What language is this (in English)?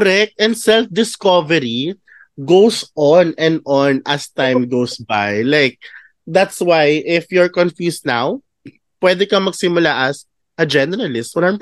Filipino